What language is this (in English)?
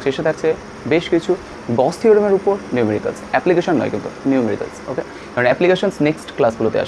Hindi